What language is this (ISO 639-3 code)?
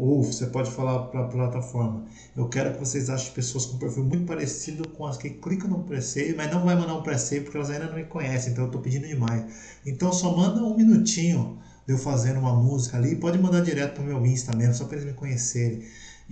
por